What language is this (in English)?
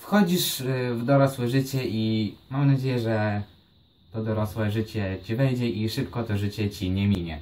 Polish